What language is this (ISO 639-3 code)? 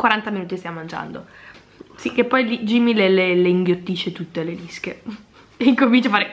ita